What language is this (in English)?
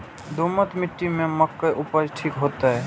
Maithili